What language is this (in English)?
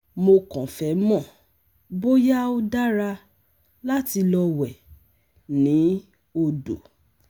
Yoruba